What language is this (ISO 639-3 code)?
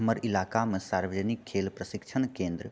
mai